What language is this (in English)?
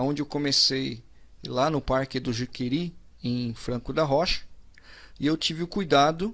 Portuguese